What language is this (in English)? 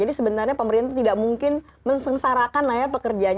Indonesian